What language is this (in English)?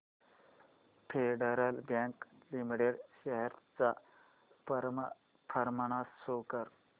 Marathi